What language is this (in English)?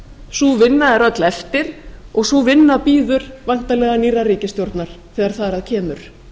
Icelandic